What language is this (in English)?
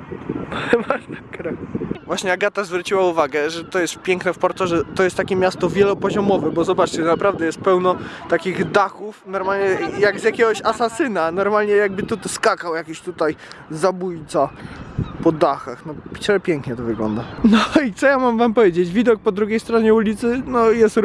Polish